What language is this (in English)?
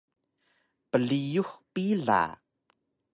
Taroko